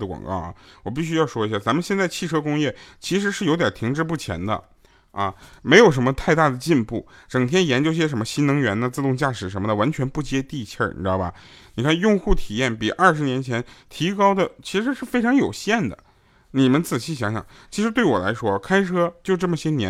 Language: Chinese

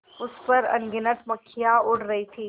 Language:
Hindi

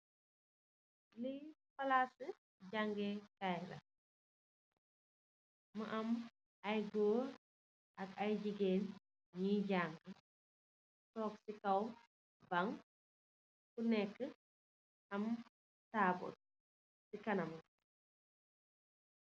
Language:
Wolof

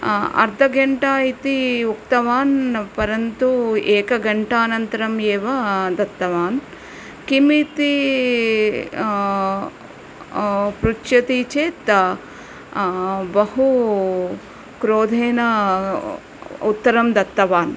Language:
Sanskrit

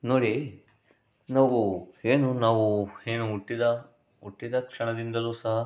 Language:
Kannada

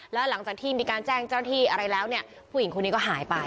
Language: Thai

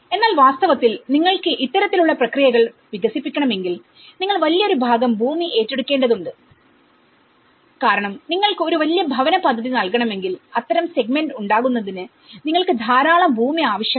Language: Malayalam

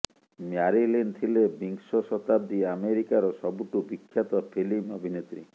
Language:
Odia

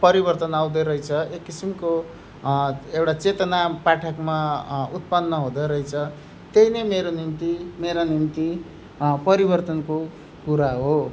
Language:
Nepali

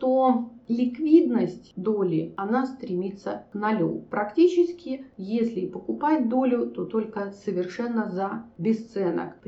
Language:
Russian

